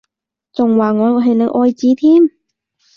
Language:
Cantonese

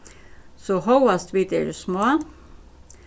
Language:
Faroese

